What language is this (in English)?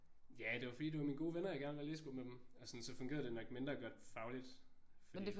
Danish